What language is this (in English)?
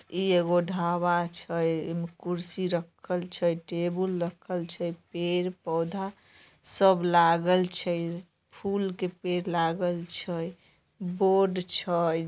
Magahi